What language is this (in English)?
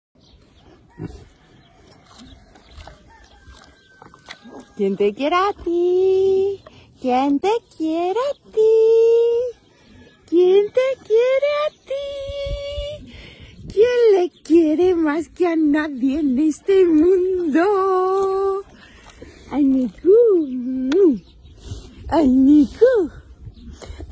Dutch